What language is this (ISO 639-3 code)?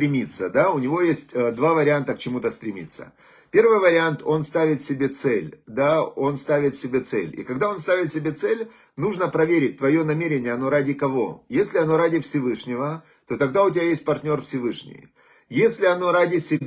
rus